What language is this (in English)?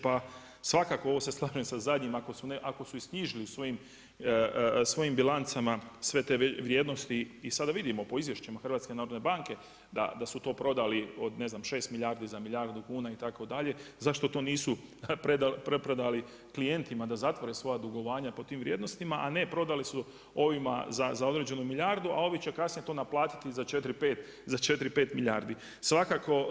Croatian